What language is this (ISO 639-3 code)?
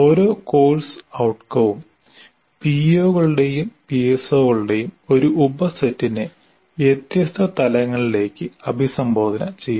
mal